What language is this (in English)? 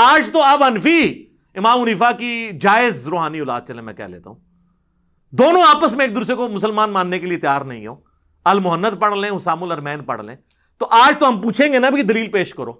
Urdu